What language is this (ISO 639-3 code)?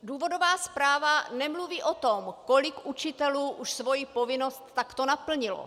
ces